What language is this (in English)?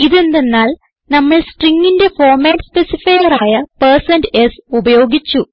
Malayalam